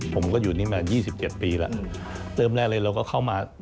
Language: Thai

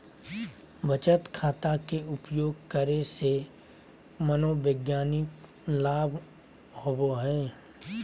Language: Magahi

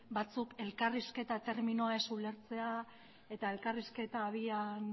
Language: Basque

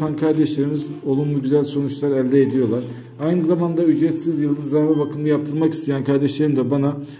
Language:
Turkish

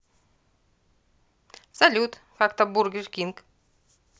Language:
Russian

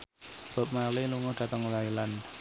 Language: Javanese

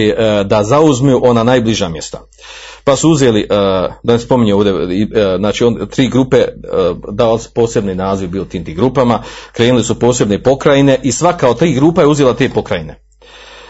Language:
Croatian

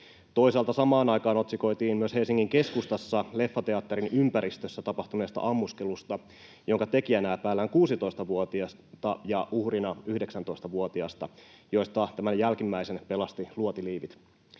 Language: Finnish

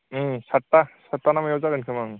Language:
Bodo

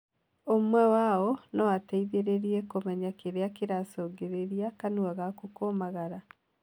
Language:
Kikuyu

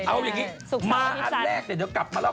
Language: Thai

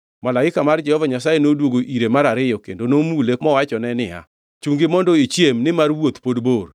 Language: Luo (Kenya and Tanzania)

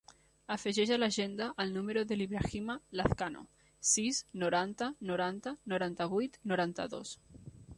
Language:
Catalan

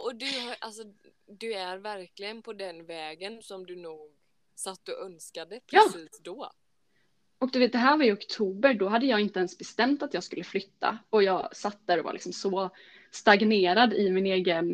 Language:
Swedish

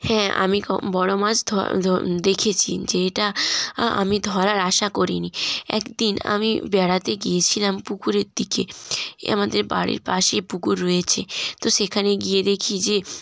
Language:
Bangla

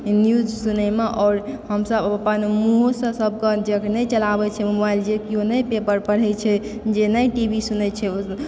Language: Maithili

